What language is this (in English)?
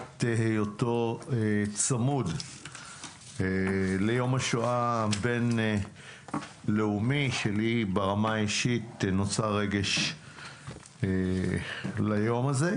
Hebrew